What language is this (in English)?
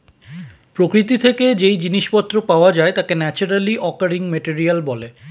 Bangla